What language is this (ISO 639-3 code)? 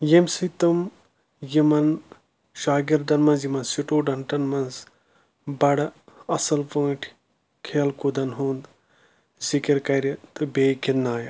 kas